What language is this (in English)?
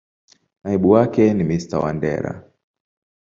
Swahili